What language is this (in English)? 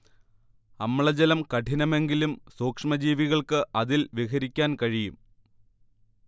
Malayalam